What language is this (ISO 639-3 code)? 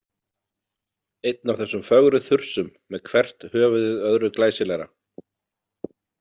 isl